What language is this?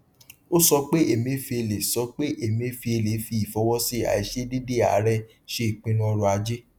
Yoruba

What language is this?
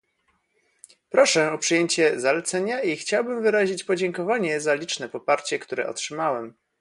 Polish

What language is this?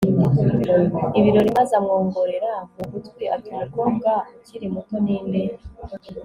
Kinyarwanda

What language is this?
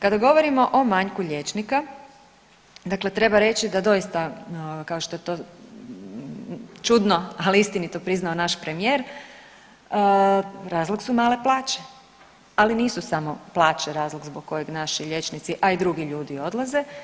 Croatian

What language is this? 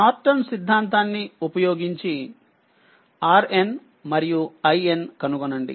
Telugu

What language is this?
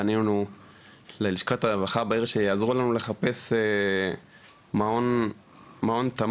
Hebrew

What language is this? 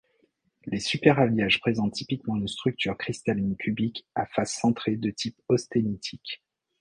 French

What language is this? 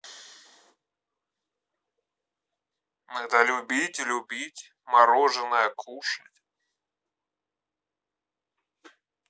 Russian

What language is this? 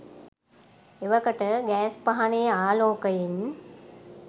Sinhala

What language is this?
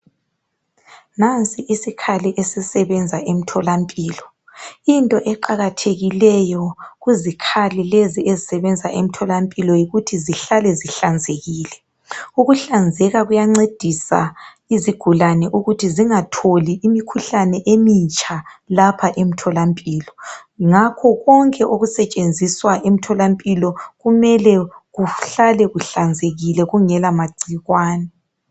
North Ndebele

